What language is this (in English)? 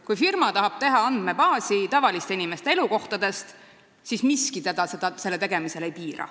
Estonian